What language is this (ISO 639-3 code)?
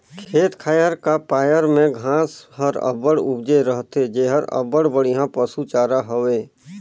hne